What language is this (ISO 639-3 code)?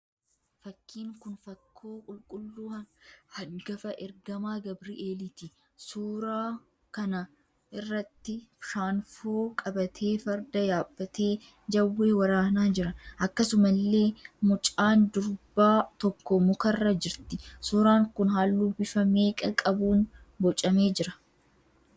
orm